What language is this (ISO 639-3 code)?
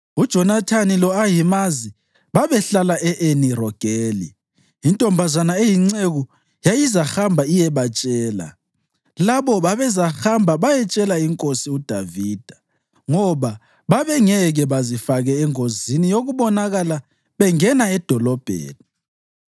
nde